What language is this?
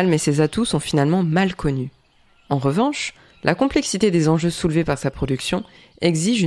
French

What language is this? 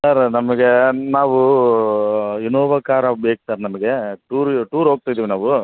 Kannada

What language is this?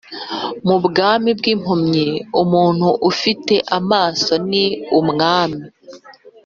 Kinyarwanda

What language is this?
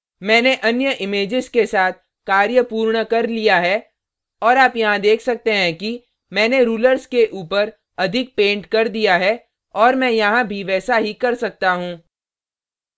Hindi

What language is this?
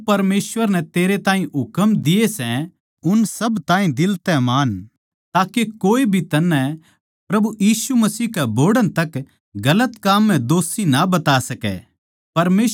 Haryanvi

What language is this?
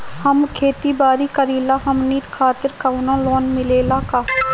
Bhojpuri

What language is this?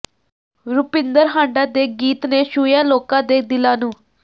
Punjabi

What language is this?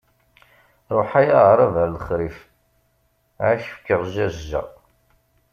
Kabyle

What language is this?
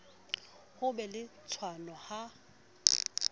Southern Sotho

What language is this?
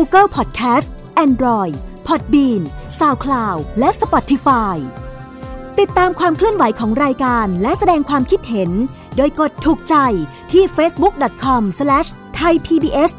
Thai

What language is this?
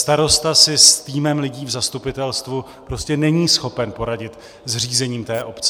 Czech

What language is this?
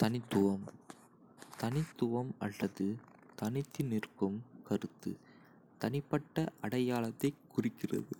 Kota (India)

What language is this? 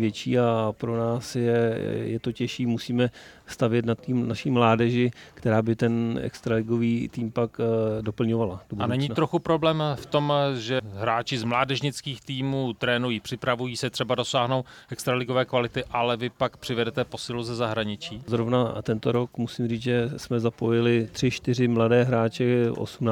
Czech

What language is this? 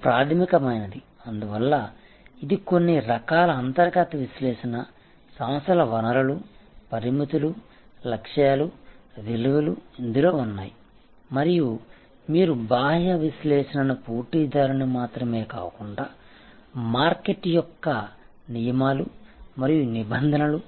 Telugu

